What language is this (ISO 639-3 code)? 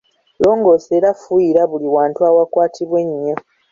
lug